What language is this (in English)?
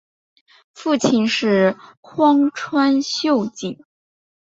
Chinese